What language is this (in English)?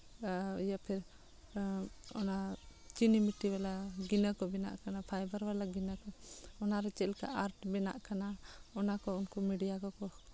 Santali